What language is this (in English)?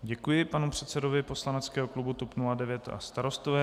Czech